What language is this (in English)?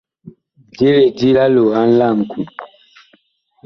Bakoko